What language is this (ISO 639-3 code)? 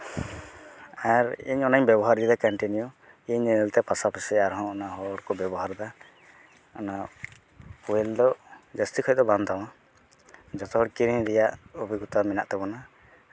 sat